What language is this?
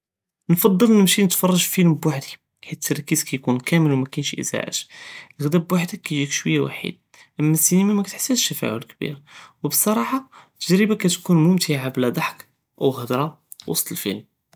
Judeo-Arabic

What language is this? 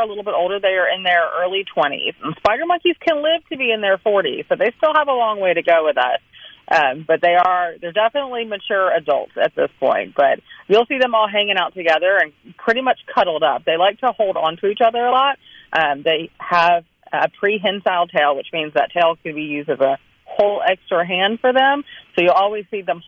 English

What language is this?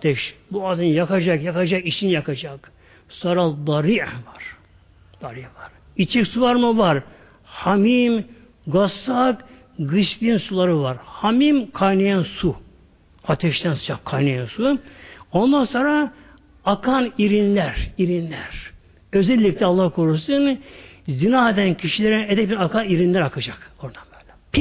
Turkish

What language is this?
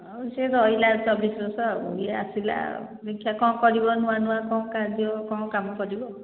Odia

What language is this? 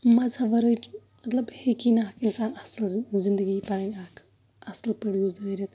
Kashmiri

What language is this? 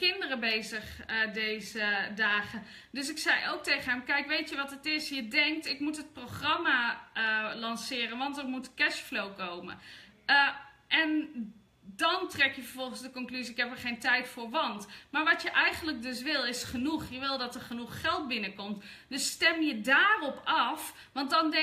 Dutch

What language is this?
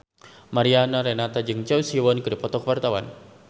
Sundanese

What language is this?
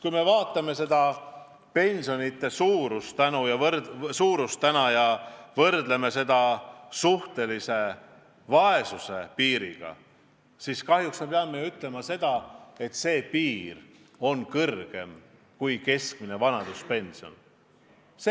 Estonian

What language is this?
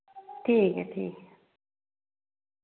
Dogri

